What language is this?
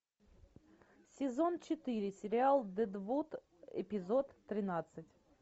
Russian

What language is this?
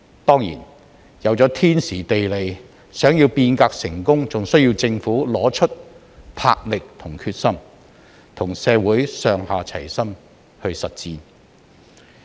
Cantonese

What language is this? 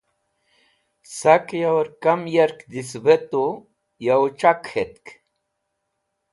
Wakhi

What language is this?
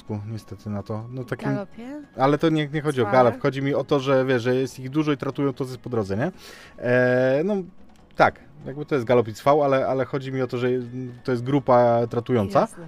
Polish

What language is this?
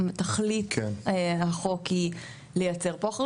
Hebrew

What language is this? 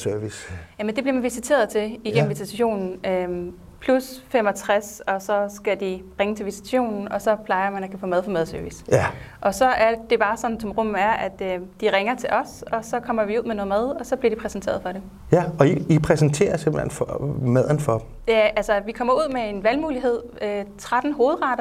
Danish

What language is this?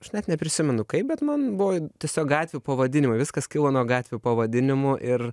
Lithuanian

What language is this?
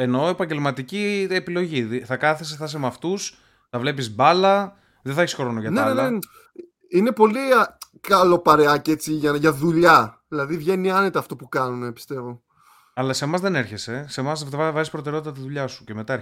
Greek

